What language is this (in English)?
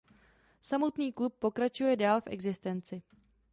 Czech